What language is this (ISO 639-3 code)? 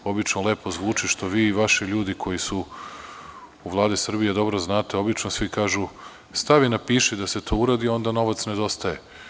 srp